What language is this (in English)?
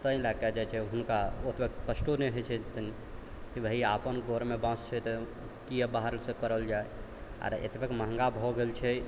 Maithili